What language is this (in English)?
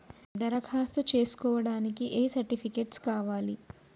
Telugu